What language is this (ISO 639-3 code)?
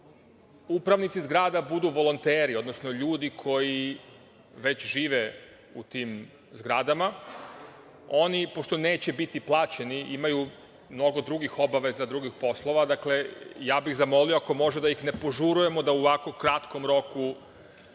srp